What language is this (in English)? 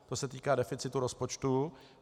Czech